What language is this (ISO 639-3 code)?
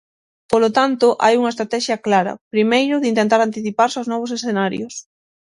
glg